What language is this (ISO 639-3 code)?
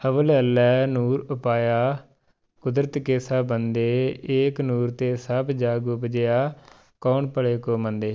pan